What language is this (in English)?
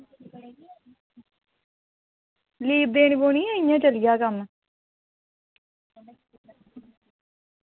Dogri